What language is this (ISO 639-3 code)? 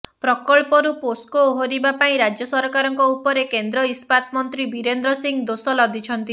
ori